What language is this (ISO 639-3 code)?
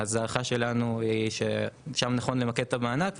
heb